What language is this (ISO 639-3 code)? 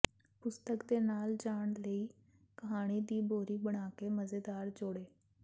pan